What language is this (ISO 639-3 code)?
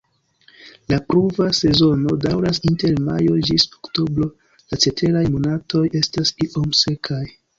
epo